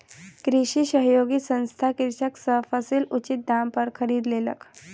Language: Maithili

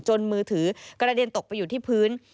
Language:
Thai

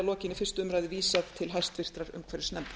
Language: Icelandic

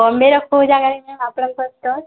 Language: Odia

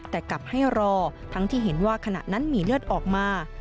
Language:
Thai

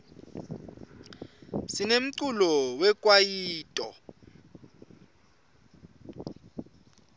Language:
Swati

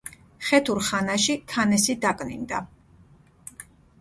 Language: Georgian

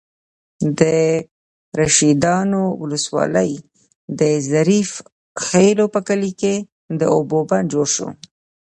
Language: Pashto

